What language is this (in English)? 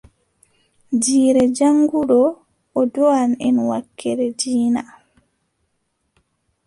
Adamawa Fulfulde